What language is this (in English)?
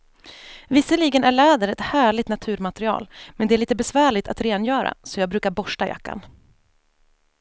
Swedish